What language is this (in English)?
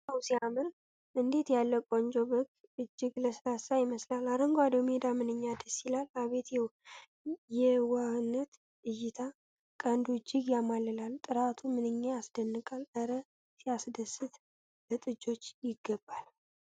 Amharic